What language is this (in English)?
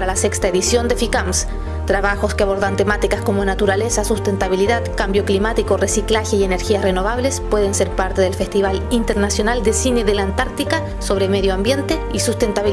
Spanish